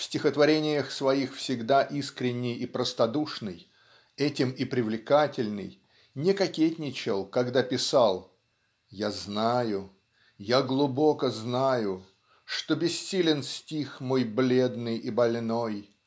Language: Russian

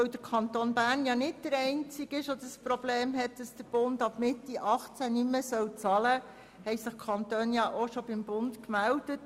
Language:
Swiss German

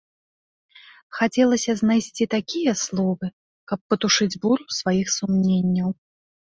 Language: Belarusian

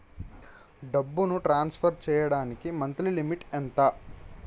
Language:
Telugu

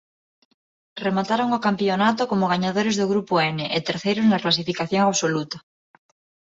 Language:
Galician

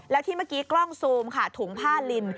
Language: Thai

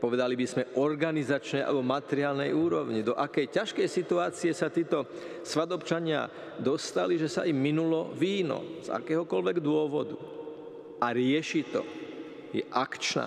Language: Slovak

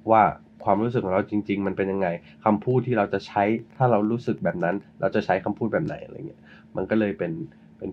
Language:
Thai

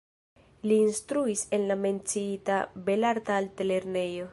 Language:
Esperanto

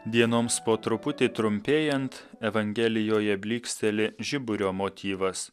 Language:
Lithuanian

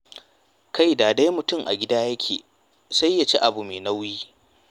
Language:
Hausa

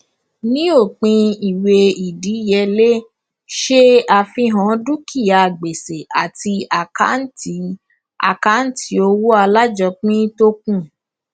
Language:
Yoruba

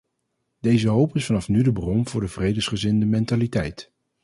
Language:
Dutch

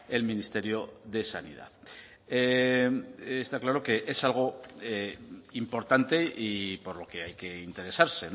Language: Spanish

